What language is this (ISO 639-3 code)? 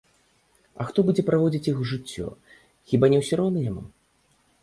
bel